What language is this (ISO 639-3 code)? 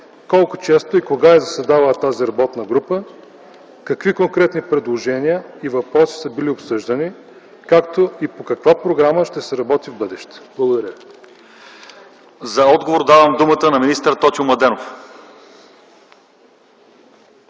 bul